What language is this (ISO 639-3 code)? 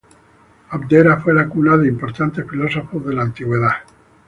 spa